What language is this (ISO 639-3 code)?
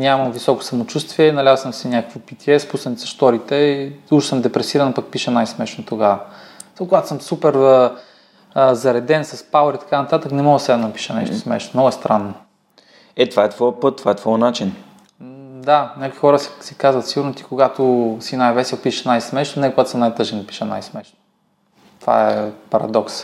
bul